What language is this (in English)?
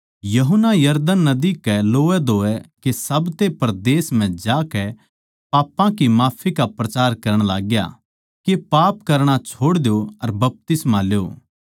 Haryanvi